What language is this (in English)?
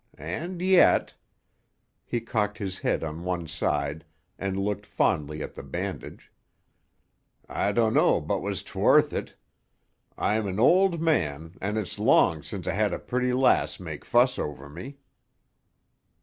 English